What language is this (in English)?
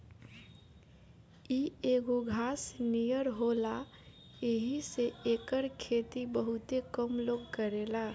Bhojpuri